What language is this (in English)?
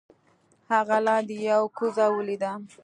Pashto